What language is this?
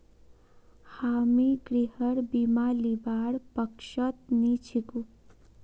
Magahi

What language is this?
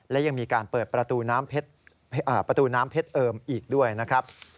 Thai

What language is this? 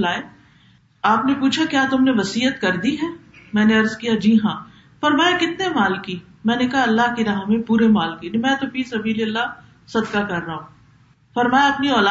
Urdu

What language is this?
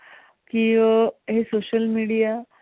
Marathi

